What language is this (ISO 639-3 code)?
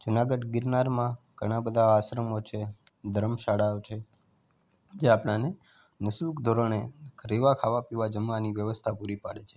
guj